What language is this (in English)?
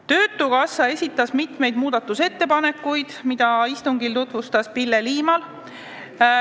Estonian